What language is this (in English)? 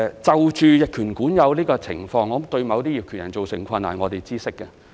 Cantonese